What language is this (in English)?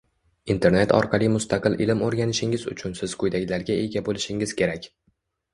Uzbek